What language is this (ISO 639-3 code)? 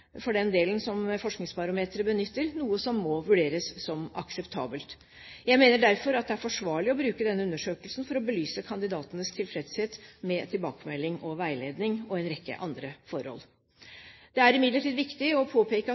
nob